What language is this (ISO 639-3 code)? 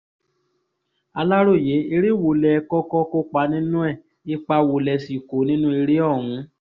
yor